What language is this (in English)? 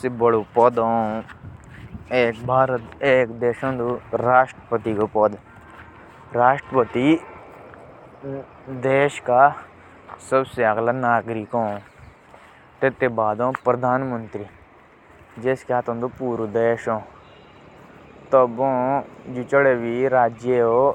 Jaunsari